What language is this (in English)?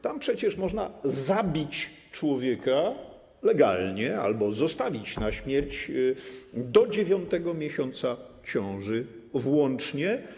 Polish